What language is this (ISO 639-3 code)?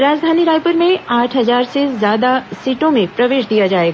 hin